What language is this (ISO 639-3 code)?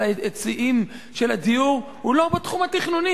heb